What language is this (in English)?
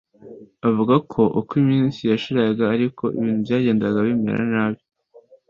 Kinyarwanda